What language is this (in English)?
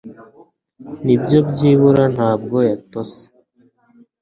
Kinyarwanda